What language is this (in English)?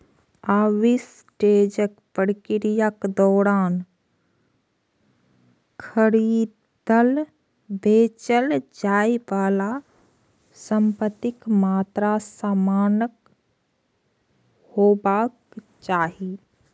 Maithili